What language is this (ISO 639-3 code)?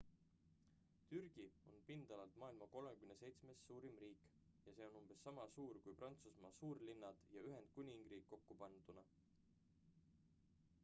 est